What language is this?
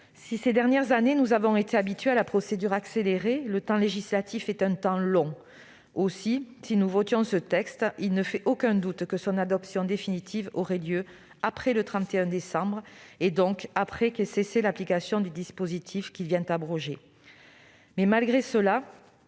French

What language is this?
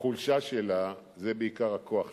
Hebrew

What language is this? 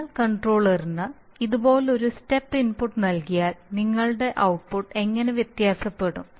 Malayalam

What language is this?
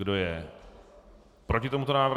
Czech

